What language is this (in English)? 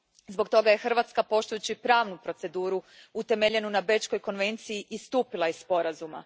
Croatian